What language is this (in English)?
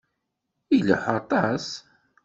Kabyle